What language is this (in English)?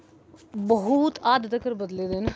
Dogri